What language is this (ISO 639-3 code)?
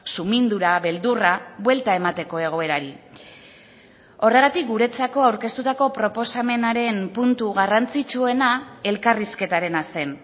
eus